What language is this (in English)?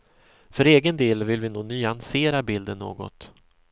Swedish